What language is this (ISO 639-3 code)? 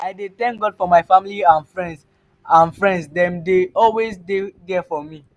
pcm